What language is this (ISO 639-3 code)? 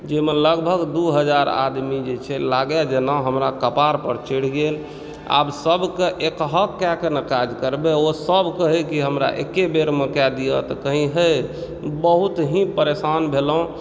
mai